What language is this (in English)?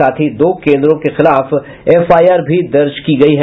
Hindi